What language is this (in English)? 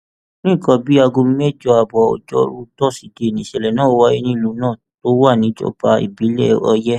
Yoruba